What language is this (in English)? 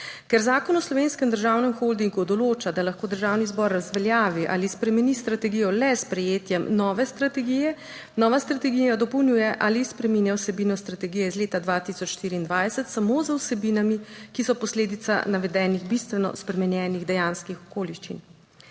Slovenian